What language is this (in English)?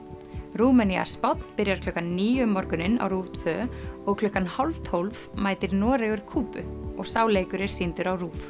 Icelandic